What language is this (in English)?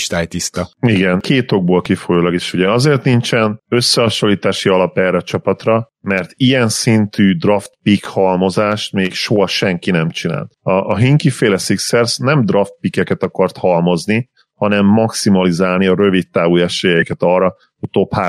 Hungarian